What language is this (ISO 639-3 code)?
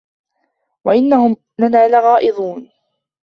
ara